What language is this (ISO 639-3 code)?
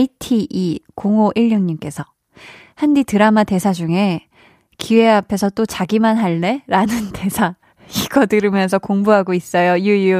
kor